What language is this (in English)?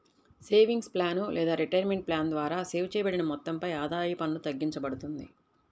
Telugu